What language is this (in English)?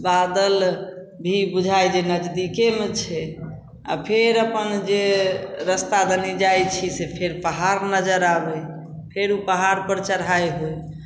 Maithili